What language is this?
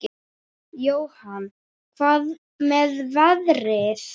Icelandic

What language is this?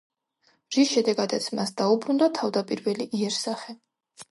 Georgian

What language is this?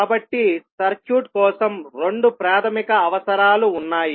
Telugu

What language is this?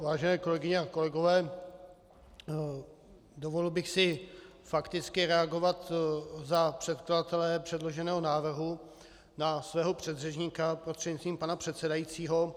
Czech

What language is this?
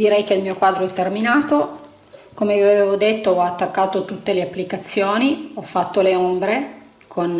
Italian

